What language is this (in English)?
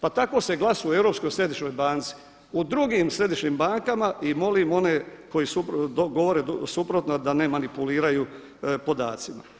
Croatian